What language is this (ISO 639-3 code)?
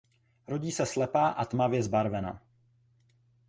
ces